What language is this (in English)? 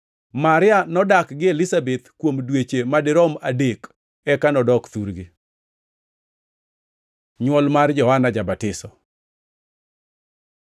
Luo (Kenya and Tanzania)